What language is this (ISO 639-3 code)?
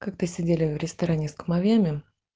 rus